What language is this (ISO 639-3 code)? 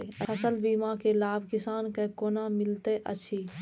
mai